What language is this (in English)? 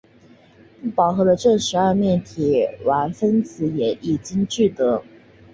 Chinese